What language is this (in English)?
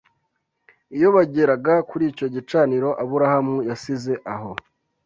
Kinyarwanda